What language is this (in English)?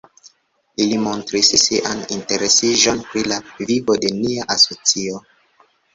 Esperanto